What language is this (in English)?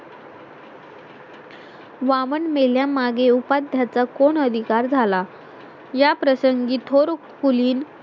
Marathi